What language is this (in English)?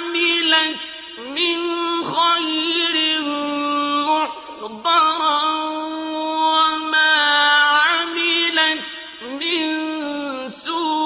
Arabic